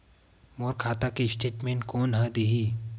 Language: Chhattisgarhi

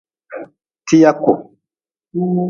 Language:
Nawdm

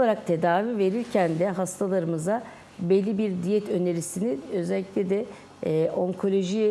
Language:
Turkish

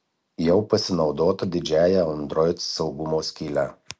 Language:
Lithuanian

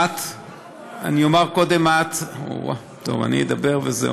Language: Hebrew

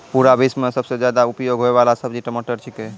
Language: Maithili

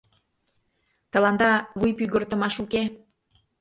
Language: Mari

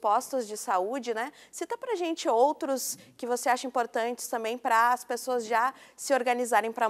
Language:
Portuguese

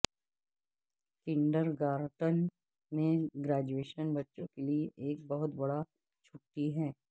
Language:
Urdu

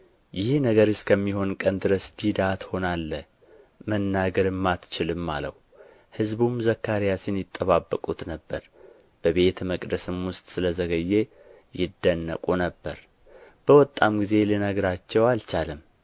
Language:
Amharic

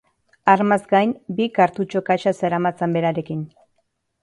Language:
Basque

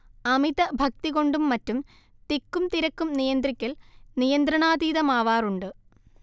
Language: Malayalam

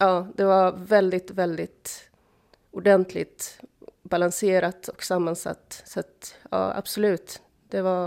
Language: Swedish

